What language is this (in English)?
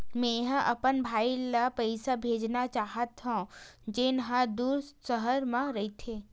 Chhattisgarhi